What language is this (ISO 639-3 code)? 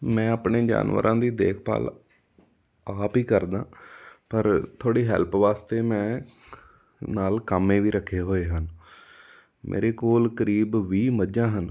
pan